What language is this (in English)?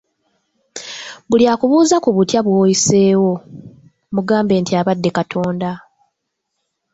Ganda